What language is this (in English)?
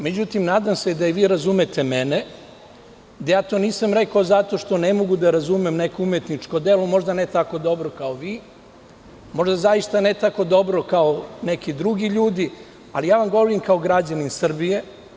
Serbian